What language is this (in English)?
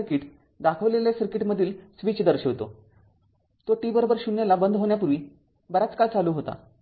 Marathi